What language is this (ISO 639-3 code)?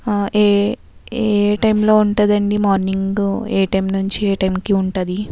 tel